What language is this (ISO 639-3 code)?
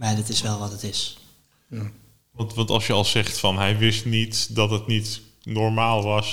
nld